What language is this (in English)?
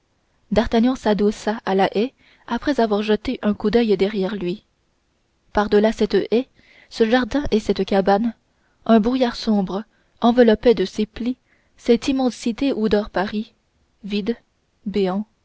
French